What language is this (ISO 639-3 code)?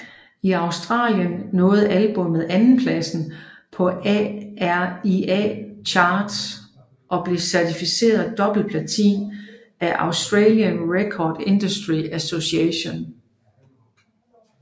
dan